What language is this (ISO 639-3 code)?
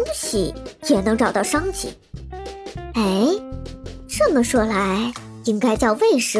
zho